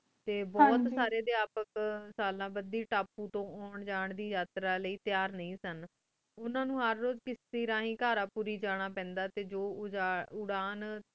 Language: Punjabi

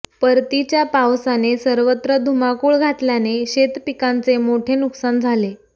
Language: Marathi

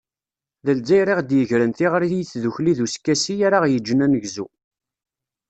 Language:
Kabyle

